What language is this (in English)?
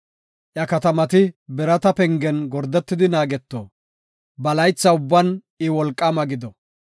Gofa